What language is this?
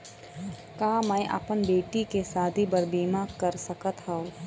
Chhattisgarhi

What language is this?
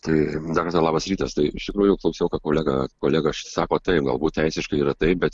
Lithuanian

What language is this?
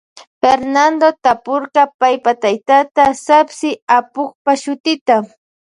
Loja Highland Quichua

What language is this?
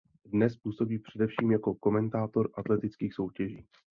Czech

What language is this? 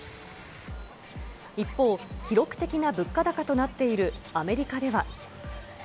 Japanese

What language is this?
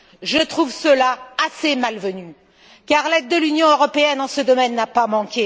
French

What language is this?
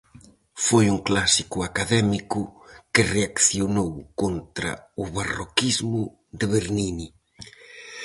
Galician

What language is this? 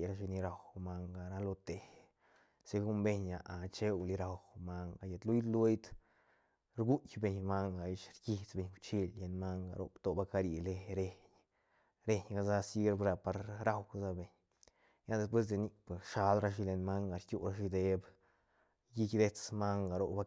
Santa Catarina Albarradas Zapotec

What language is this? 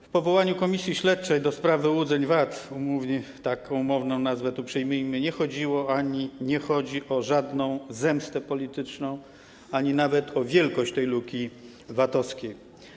Polish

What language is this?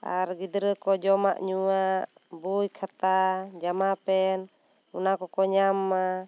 Santali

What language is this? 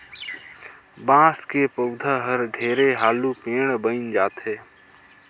Chhattisgarhi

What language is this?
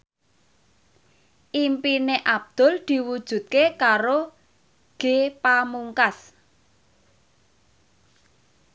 Javanese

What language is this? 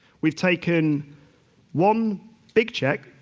English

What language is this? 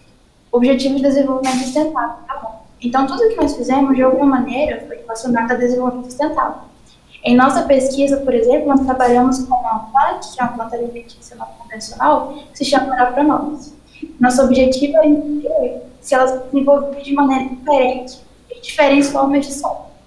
Portuguese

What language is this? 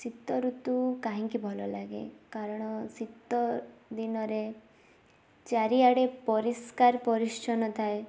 Odia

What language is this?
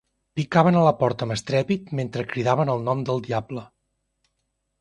Catalan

